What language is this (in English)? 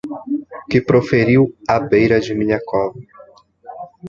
Portuguese